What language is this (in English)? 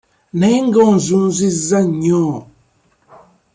Ganda